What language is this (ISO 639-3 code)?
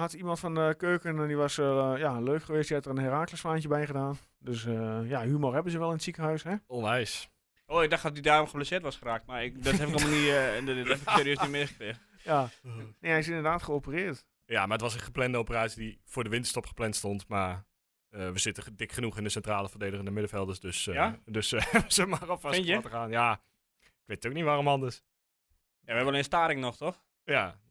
nld